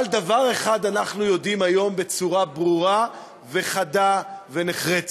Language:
Hebrew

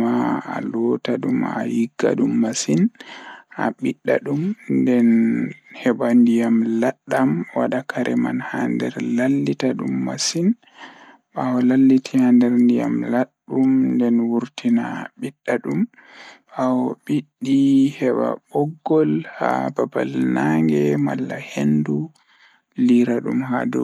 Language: Fula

